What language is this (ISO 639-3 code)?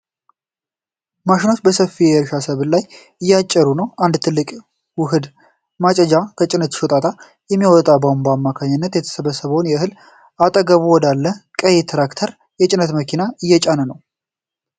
amh